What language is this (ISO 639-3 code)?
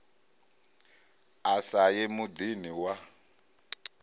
ven